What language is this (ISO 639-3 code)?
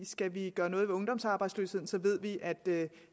dan